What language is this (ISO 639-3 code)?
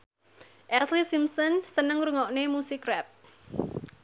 jav